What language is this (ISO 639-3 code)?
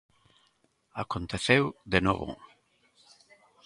glg